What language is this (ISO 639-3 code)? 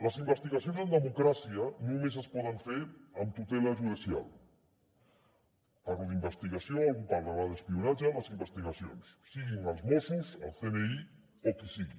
cat